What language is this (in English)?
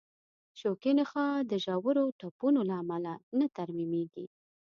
Pashto